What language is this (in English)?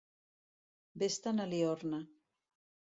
Catalan